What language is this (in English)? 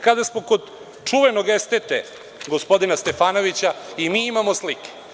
Serbian